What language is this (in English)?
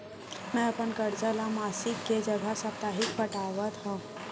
Chhattisgarhi